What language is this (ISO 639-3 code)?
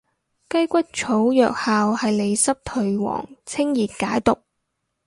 yue